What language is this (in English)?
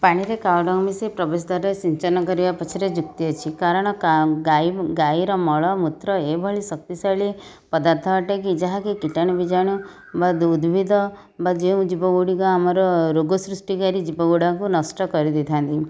Odia